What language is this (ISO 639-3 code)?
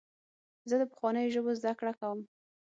pus